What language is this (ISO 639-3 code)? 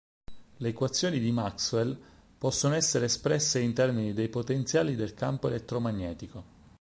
ita